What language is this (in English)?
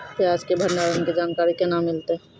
Maithili